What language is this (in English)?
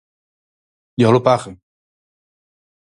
Galician